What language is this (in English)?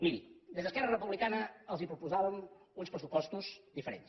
Catalan